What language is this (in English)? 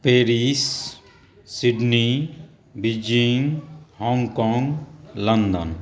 Maithili